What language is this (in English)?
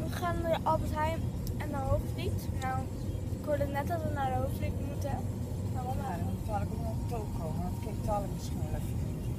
Dutch